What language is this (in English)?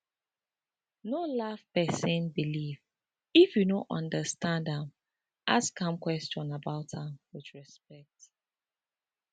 Nigerian Pidgin